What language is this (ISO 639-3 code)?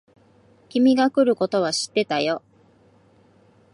jpn